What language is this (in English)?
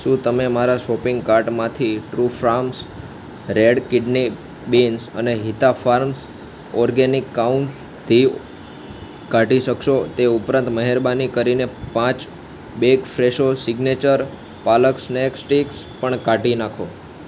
Gujarati